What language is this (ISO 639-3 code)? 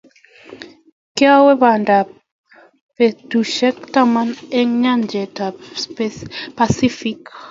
kln